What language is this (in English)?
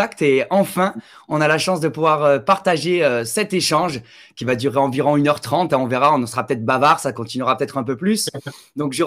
French